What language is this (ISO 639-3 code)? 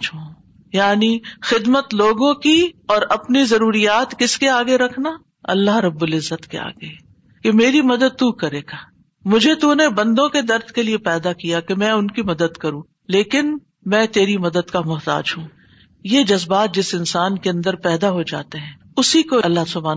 urd